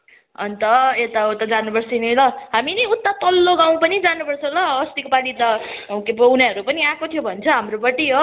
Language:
Nepali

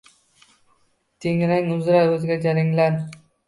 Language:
Uzbek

